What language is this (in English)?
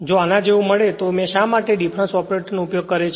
Gujarati